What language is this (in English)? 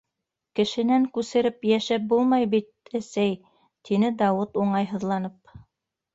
Bashkir